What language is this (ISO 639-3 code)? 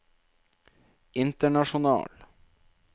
nor